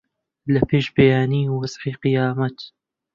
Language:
Central Kurdish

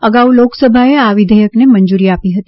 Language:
Gujarati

